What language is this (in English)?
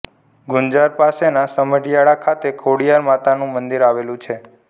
Gujarati